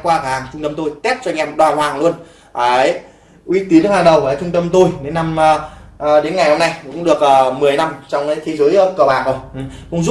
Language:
Vietnamese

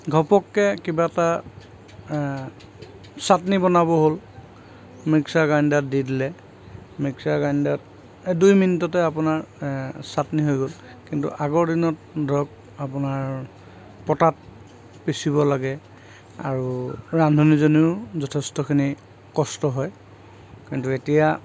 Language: Assamese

